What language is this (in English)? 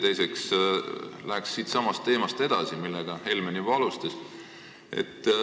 Estonian